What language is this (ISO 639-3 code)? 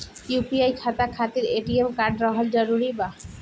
bho